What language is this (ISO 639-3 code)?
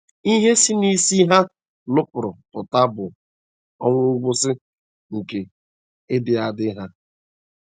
ibo